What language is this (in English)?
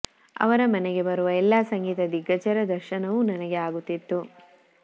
Kannada